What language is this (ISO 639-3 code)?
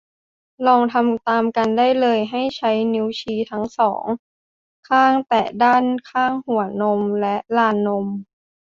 tha